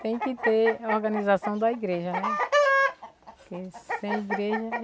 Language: Portuguese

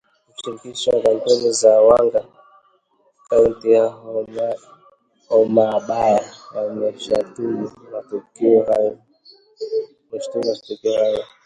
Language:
Swahili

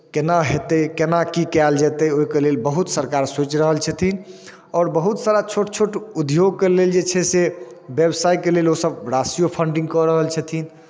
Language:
Maithili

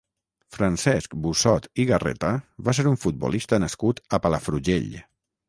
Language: Catalan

